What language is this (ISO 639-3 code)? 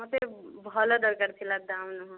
ori